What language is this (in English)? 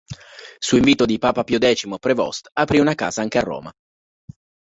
Italian